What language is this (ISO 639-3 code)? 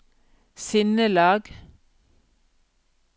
nor